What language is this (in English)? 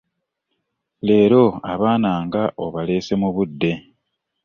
Ganda